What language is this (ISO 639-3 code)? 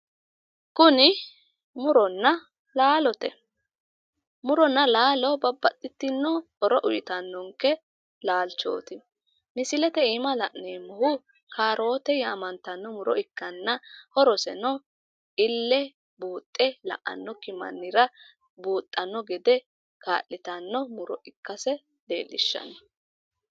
sid